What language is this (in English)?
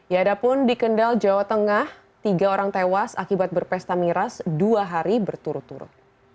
Indonesian